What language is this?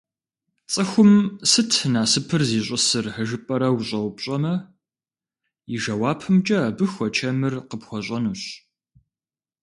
Kabardian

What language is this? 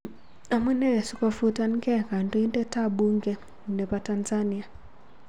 Kalenjin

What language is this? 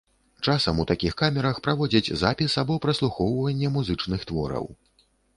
Belarusian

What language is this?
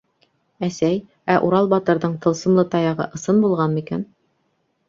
Bashkir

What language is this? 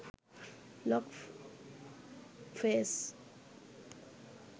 Sinhala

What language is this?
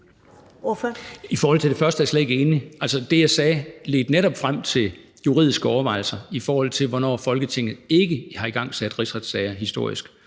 Danish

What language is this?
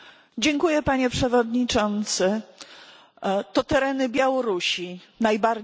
Polish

